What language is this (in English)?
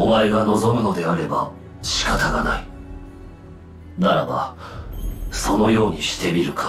Japanese